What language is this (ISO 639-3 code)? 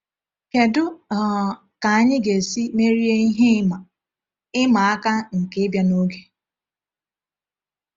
ibo